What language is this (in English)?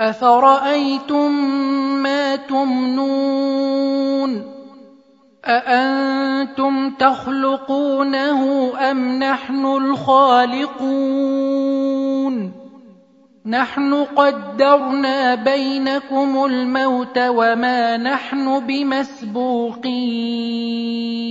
Arabic